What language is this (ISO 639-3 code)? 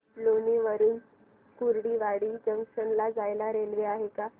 mar